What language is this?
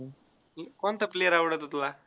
Marathi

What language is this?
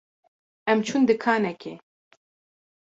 Kurdish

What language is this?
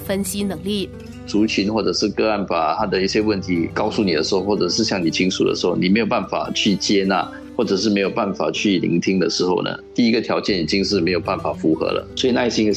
Chinese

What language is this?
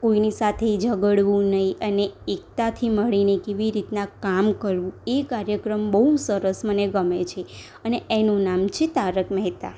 Gujarati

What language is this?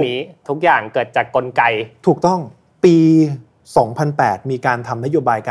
Thai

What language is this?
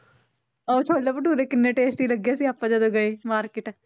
Punjabi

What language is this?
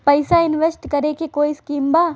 Bhojpuri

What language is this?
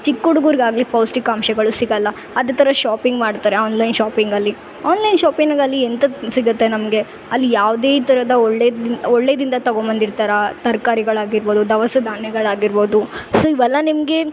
Kannada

